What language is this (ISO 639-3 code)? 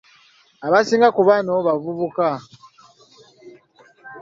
lug